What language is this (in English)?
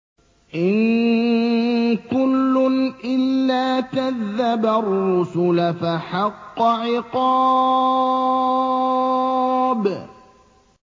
Arabic